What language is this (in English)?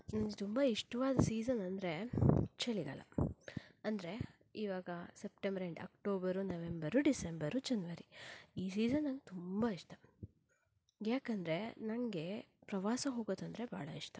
Kannada